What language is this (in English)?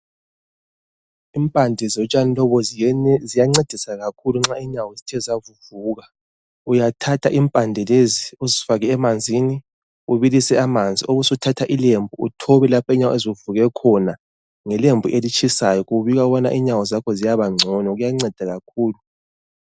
North Ndebele